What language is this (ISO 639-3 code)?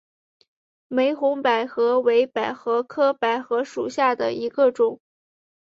zho